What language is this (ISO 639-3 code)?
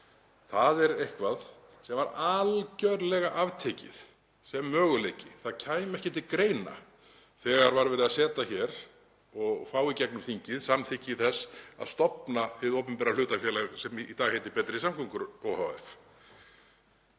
isl